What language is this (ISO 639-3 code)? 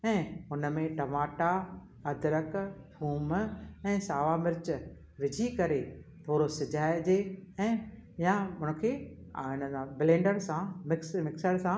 snd